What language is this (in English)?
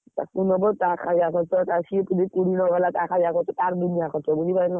Odia